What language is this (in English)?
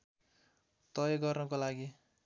Nepali